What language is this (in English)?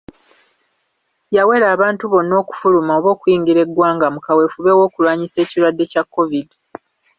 Ganda